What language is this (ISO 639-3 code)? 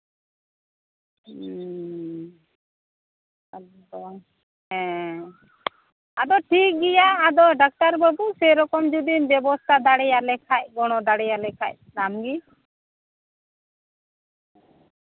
sat